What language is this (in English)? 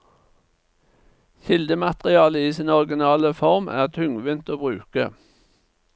Norwegian